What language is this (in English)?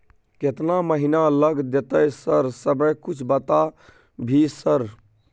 Maithili